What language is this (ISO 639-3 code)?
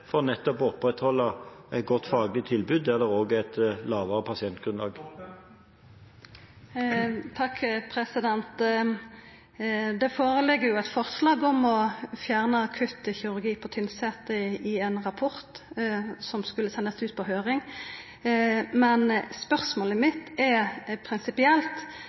nor